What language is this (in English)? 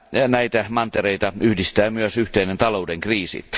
Finnish